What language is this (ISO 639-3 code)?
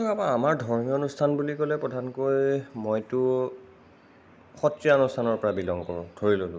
asm